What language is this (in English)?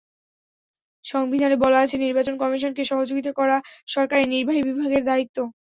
Bangla